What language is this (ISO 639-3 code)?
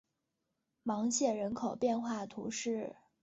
zho